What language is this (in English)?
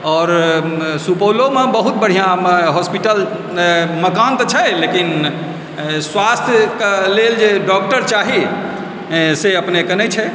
Maithili